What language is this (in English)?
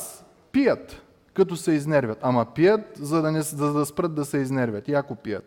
Bulgarian